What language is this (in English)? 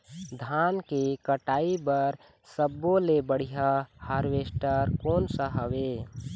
Chhattisgarhi